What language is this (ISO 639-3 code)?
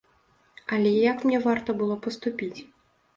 bel